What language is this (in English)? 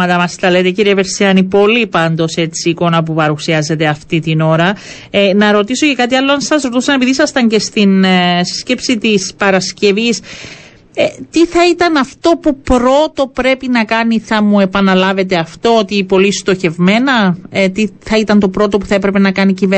Greek